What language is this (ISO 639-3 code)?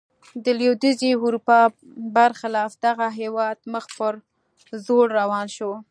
pus